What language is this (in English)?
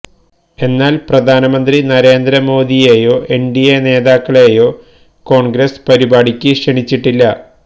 Malayalam